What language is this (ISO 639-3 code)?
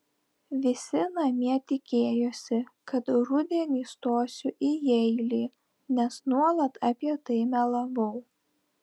lit